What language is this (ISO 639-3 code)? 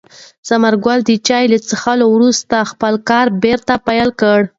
pus